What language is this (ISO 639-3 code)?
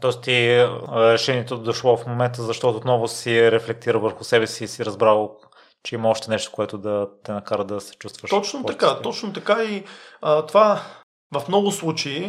bul